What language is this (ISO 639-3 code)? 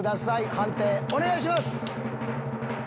jpn